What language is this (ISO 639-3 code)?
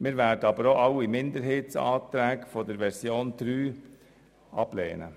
gsw